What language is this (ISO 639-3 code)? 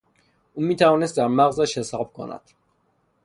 fas